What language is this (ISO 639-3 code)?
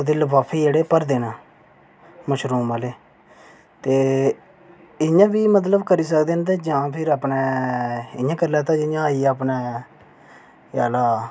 doi